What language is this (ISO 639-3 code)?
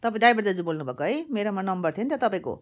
nep